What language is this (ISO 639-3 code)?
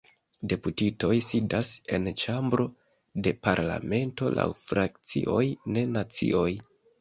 epo